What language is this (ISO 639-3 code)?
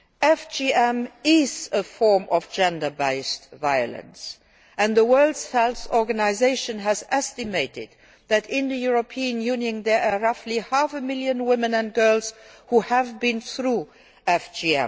eng